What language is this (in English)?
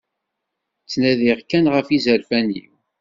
Kabyle